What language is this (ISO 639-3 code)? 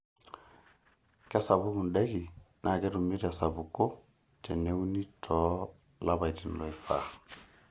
mas